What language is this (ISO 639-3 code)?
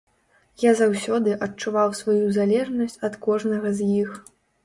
bel